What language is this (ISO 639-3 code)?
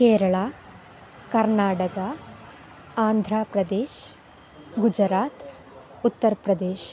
san